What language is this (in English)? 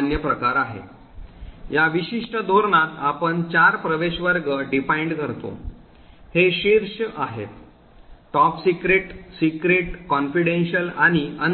Marathi